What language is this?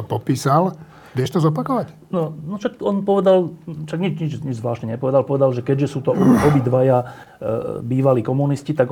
Slovak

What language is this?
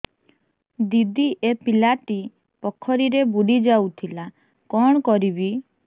Odia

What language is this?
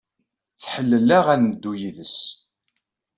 Kabyle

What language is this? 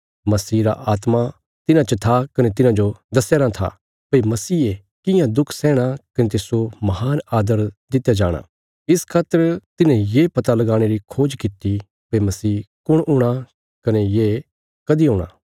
Bilaspuri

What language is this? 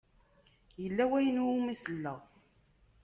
Kabyle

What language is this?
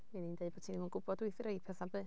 Welsh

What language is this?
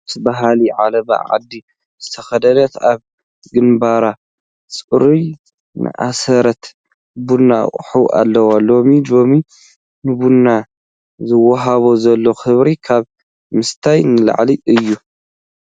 Tigrinya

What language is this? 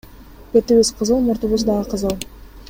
Kyrgyz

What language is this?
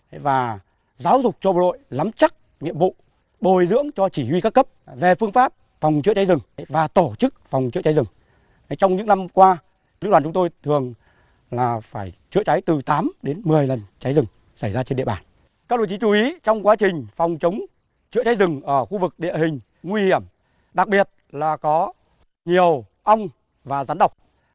Vietnamese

